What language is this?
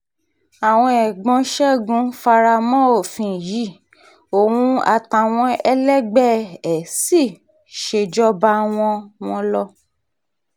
Yoruba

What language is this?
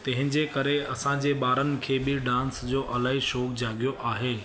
Sindhi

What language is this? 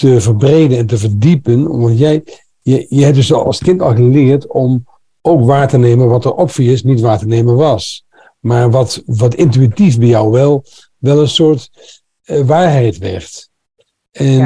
Dutch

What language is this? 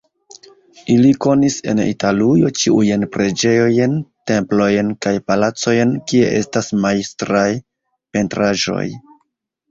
Esperanto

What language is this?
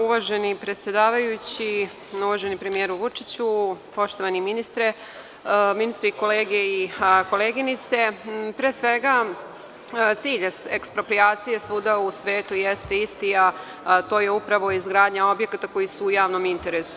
Serbian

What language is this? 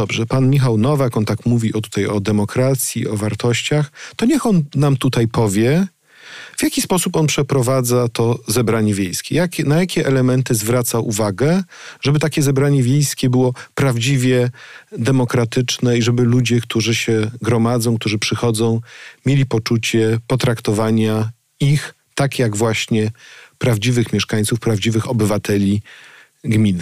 Polish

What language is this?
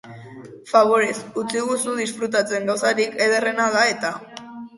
Basque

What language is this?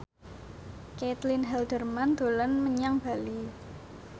Javanese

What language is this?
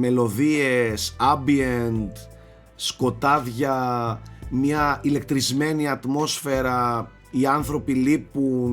Greek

